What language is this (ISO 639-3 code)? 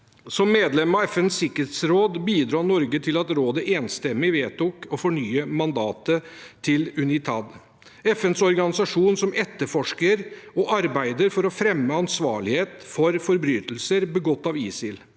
nor